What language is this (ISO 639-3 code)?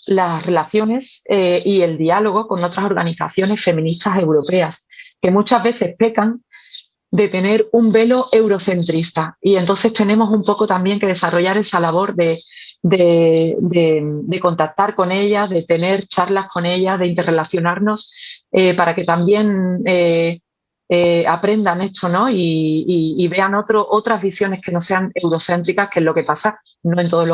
spa